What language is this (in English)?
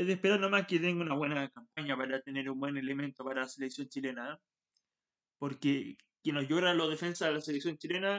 Spanish